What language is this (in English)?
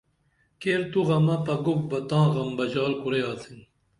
Dameli